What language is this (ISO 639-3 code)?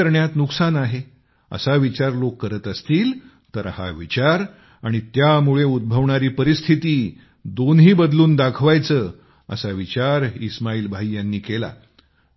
mar